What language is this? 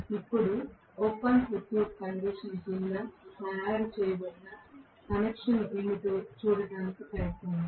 Telugu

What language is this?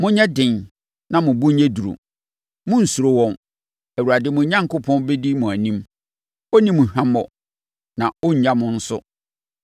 Akan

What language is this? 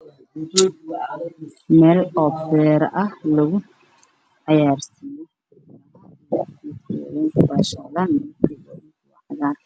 Somali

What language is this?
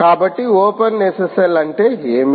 Telugu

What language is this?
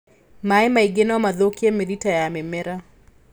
Kikuyu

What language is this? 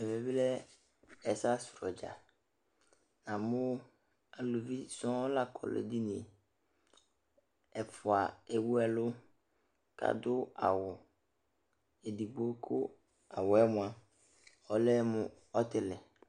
Ikposo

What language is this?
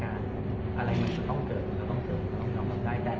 Thai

